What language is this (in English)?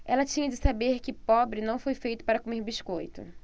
Portuguese